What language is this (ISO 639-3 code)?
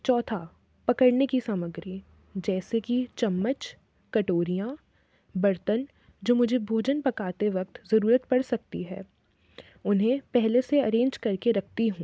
hin